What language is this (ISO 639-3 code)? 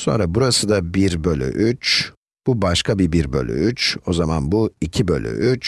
tur